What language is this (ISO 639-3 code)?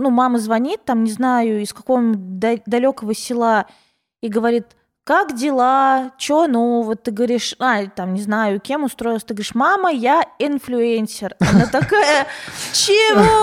rus